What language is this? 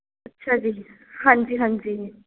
Punjabi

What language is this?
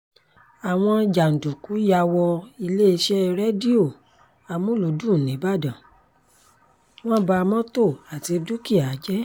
Yoruba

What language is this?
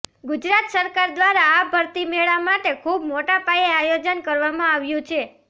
Gujarati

